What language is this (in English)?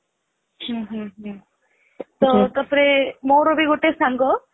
Odia